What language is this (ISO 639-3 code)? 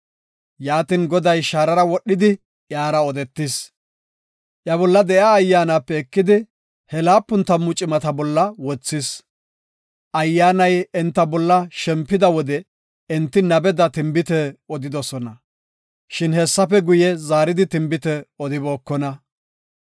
gof